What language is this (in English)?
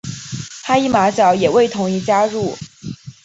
Chinese